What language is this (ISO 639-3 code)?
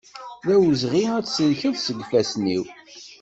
kab